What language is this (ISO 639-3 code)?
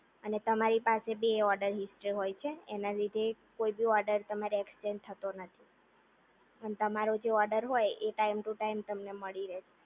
guj